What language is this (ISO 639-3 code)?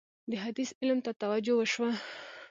pus